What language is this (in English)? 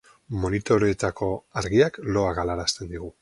Basque